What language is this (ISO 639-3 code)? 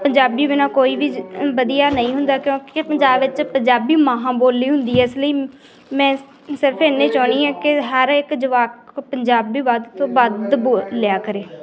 pan